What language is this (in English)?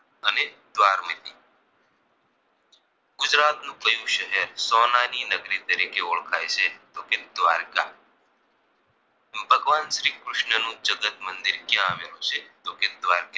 Gujarati